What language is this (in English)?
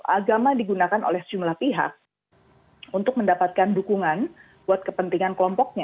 Indonesian